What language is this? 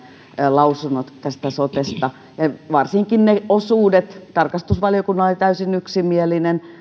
Finnish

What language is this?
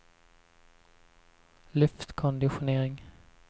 Swedish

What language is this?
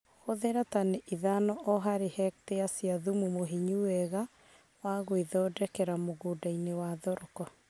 Kikuyu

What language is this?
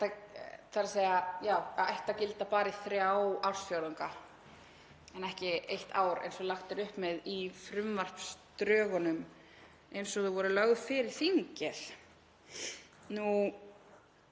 Icelandic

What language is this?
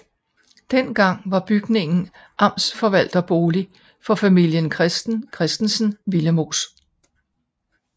Danish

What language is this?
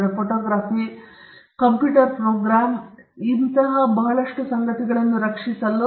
Kannada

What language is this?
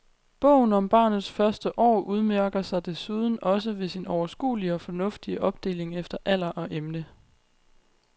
Danish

